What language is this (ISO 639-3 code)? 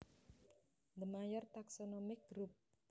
jav